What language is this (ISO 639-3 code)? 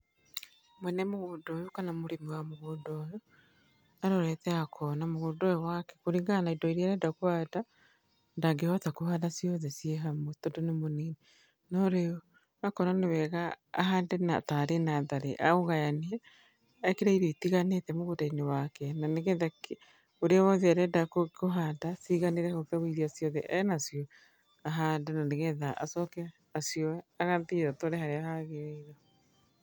kik